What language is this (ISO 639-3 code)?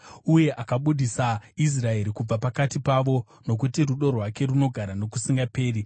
sna